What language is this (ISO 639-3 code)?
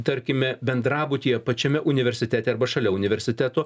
lit